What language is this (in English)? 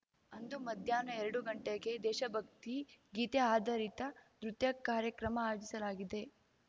Kannada